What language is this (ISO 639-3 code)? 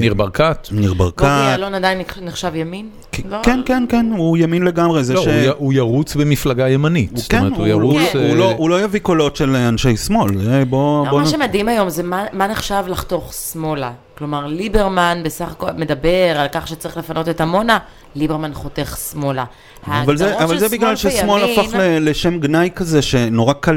heb